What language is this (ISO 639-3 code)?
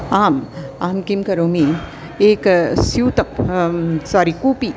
san